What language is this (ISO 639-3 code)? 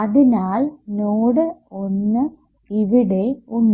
mal